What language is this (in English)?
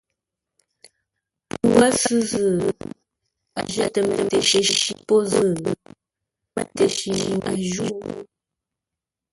Ngombale